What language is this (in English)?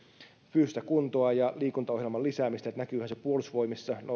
Finnish